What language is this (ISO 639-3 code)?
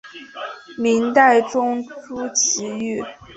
zho